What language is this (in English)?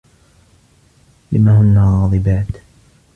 Arabic